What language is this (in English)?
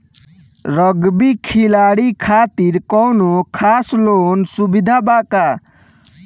Bhojpuri